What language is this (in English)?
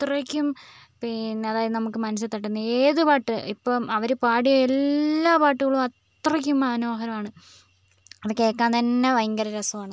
Malayalam